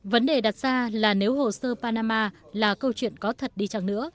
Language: Vietnamese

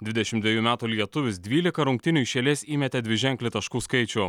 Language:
Lithuanian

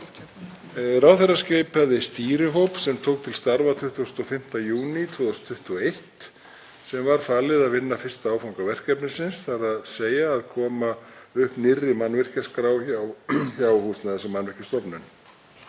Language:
Icelandic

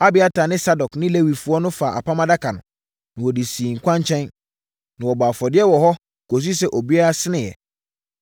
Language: Akan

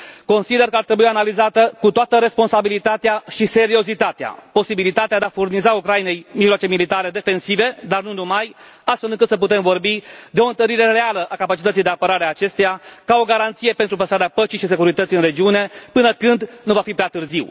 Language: Romanian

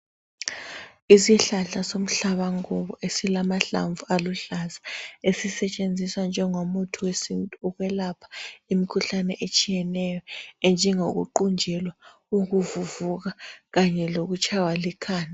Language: North Ndebele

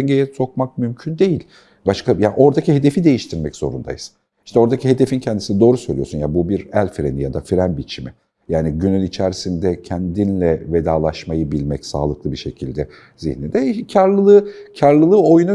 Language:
Turkish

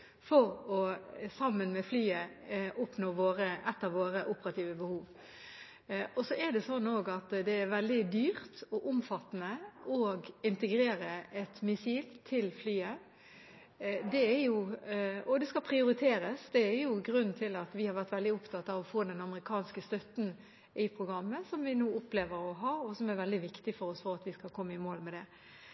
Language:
Norwegian Bokmål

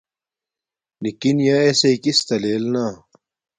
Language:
Domaaki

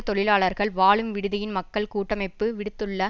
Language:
Tamil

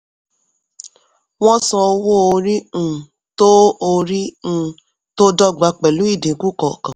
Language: Yoruba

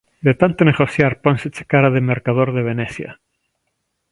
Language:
Galician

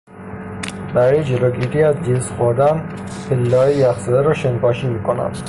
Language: Persian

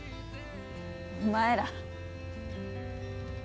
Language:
Japanese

